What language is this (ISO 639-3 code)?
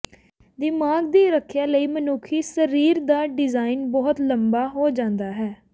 pan